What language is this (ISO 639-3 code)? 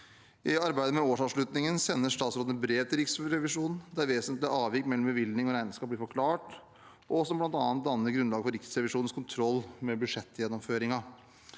nor